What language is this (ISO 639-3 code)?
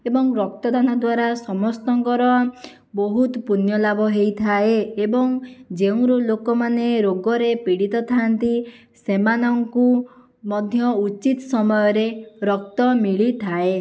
ori